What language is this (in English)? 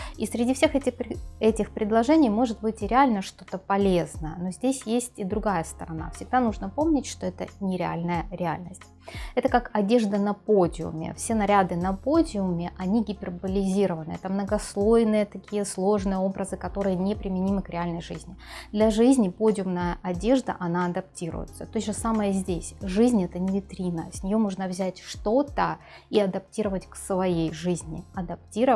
Russian